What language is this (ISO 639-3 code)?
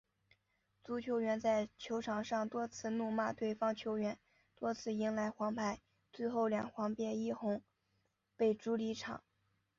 zho